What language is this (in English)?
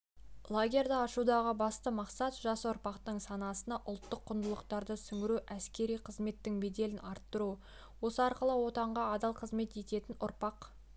Kazakh